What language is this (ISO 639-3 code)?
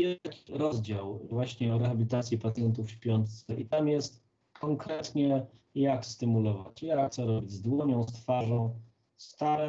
pol